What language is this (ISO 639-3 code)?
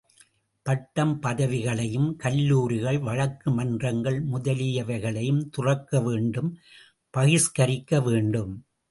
tam